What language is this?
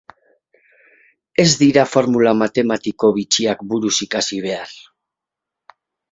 Basque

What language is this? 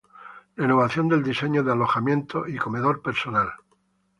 Spanish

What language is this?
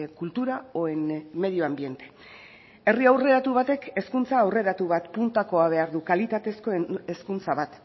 Basque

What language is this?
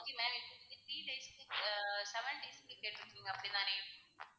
Tamil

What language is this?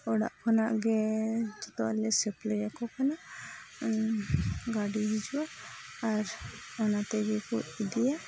Santali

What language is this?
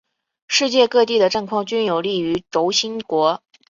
Chinese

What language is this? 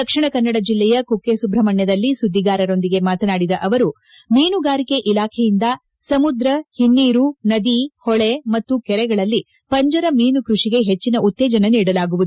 Kannada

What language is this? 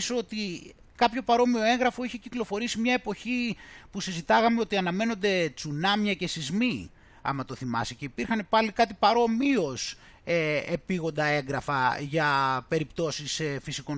Greek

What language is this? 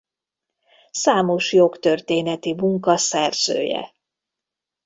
Hungarian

